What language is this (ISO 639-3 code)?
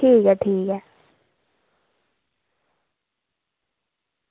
doi